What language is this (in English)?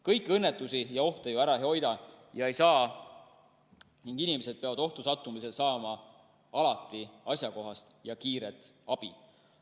Estonian